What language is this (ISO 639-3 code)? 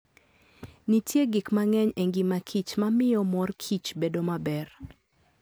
luo